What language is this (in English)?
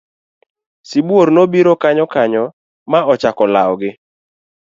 Luo (Kenya and Tanzania)